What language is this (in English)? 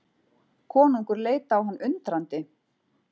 Icelandic